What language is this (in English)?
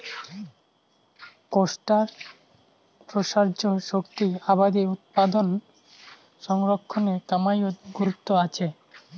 Bangla